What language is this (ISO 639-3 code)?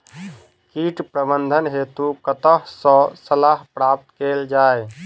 mai